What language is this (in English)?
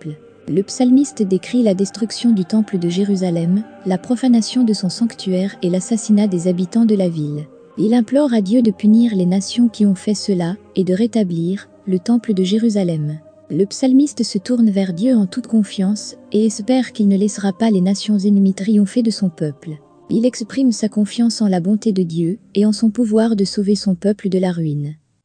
French